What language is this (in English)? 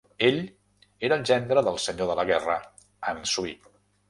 Catalan